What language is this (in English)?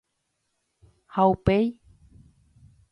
Guarani